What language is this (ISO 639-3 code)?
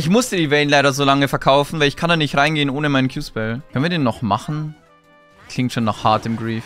deu